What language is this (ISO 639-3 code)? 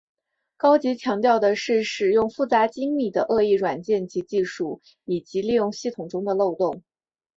zho